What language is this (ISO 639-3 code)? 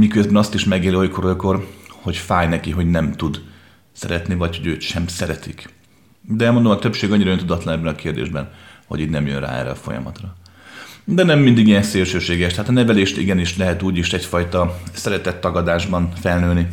hun